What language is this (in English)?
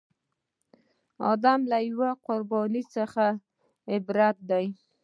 Pashto